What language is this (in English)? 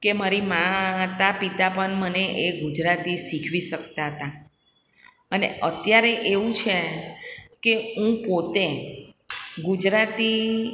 Gujarati